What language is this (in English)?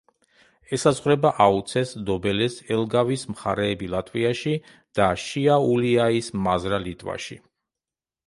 Georgian